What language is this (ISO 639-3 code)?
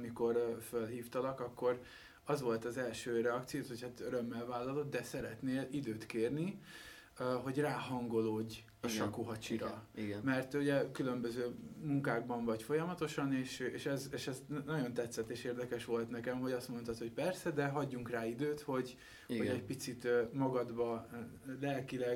hun